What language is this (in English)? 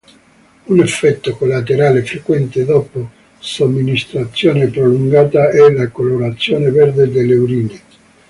Italian